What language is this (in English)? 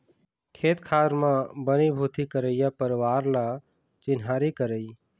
Chhattisgarhi